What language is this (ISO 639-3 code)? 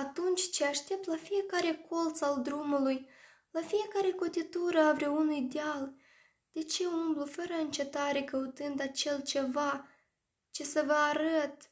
ron